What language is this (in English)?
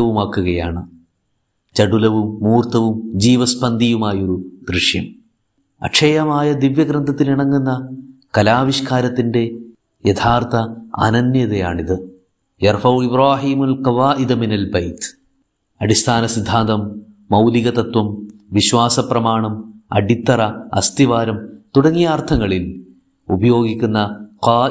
Malayalam